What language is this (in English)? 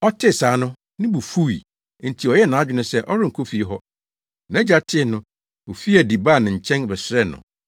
Akan